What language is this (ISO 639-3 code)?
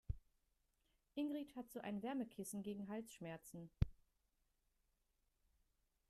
deu